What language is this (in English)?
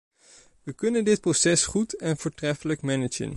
Dutch